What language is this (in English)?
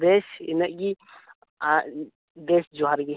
Santali